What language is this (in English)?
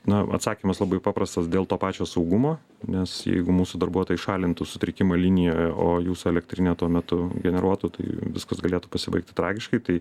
Lithuanian